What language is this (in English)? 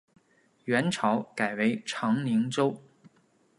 Chinese